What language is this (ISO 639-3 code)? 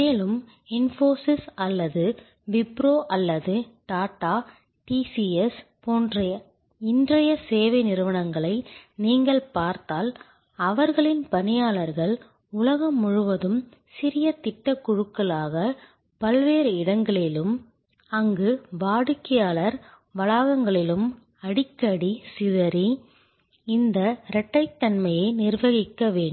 tam